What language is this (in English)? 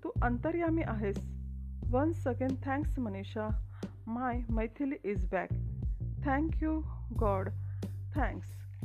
Marathi